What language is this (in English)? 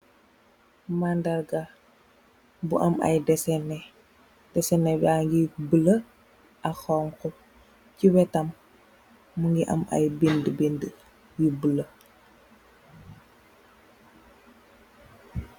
Wolof